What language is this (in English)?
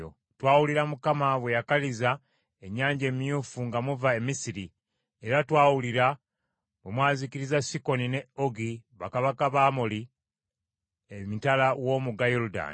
Ganda